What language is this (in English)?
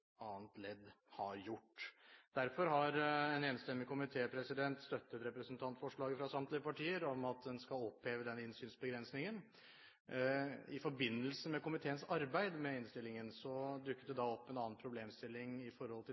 Norwegian Bokmål